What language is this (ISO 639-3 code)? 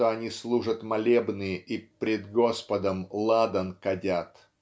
rus